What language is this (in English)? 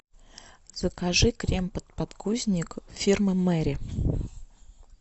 Russian